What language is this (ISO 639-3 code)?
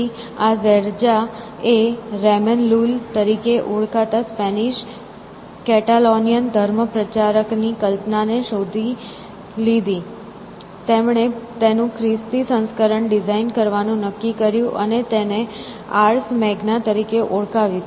guj